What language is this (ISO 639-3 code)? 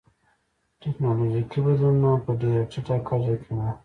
pus